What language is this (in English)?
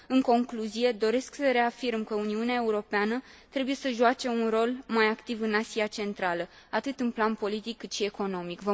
Romanian